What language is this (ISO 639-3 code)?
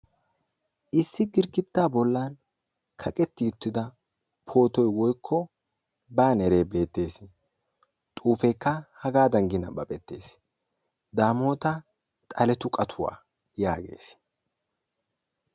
wal